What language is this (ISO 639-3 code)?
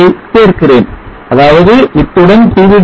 tam